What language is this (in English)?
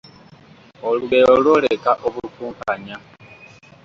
Ganda